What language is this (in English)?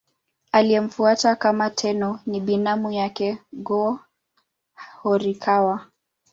Swahili